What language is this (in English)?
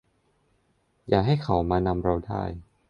Thai